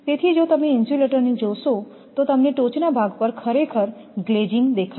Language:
Gujarati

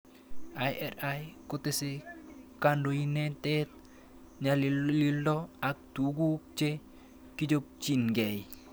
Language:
Kalenjin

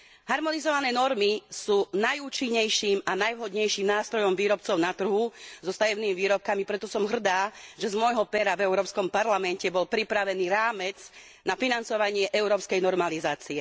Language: Slovak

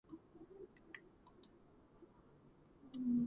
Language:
Georgian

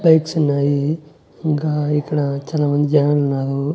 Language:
Telugu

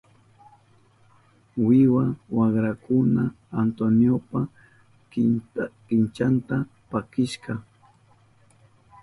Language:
Southern Pastaza Quechua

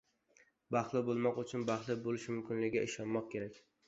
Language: Uzbek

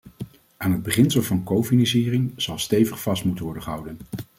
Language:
Dutch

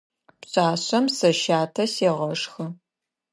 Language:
Adyghe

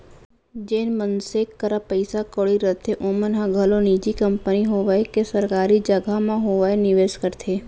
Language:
Chhattisgarhi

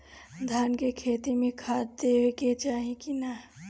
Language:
Bhojpuri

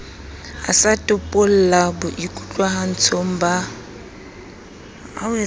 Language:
Southern Sotho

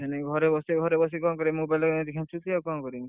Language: Odia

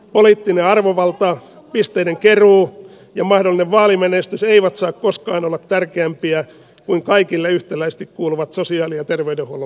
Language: Finnish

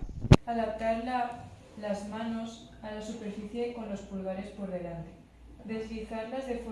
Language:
Spanish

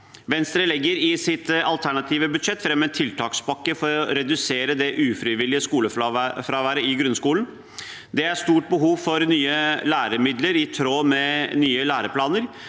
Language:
Norwegian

